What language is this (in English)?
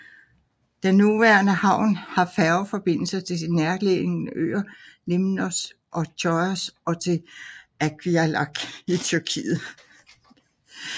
Danish